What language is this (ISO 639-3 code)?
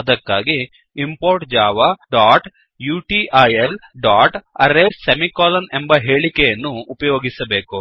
kan